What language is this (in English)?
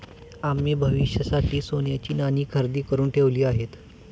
Marathi